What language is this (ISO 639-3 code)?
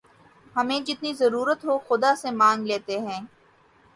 urd